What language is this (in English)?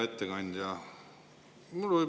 Estonian